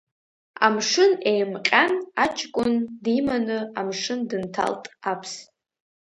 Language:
Abkhazian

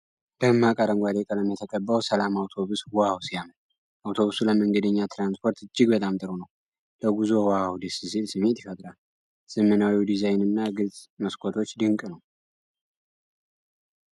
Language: Amharic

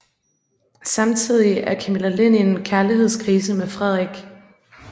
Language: Danish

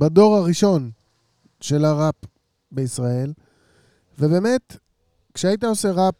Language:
Hebrew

